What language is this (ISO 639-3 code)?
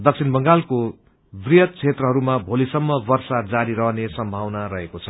nep